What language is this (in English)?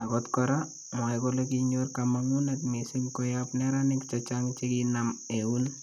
Kalenjin